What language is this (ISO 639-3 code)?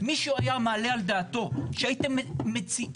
heb